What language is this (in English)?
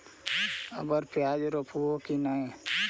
Magahi